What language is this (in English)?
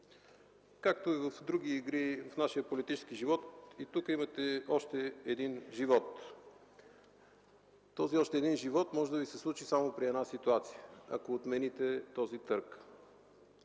Bulgarian